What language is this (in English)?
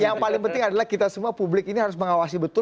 Indonesian